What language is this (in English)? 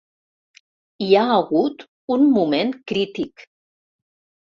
Catalan